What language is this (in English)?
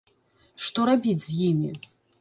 Belarusian